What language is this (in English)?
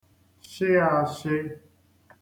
Igbo